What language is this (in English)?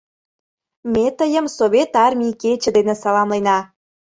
Mari